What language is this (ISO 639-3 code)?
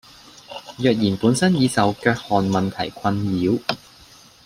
yue